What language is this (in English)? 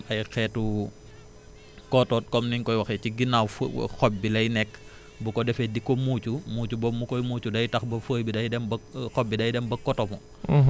Wolof